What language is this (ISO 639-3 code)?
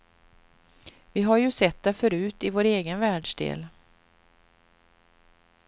swe